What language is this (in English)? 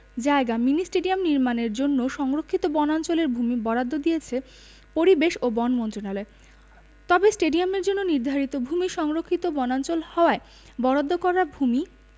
Bangla